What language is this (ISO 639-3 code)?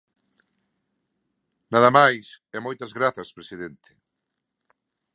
glg